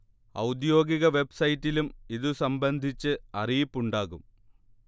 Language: Malayalam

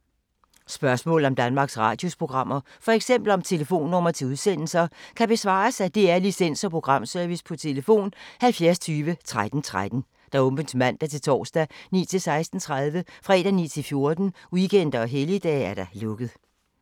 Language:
Danish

